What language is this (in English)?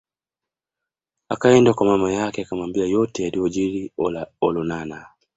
Swahili